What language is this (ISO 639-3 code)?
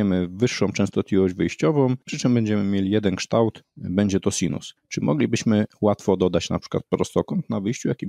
pol